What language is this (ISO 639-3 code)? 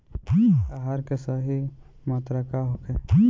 bho